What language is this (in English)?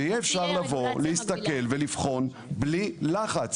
Hebrew